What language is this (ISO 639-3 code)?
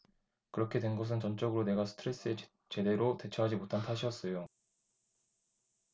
kor